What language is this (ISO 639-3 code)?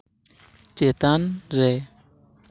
sat